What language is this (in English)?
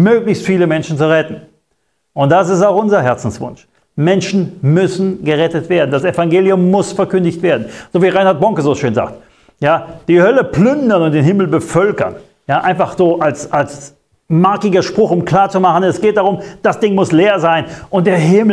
German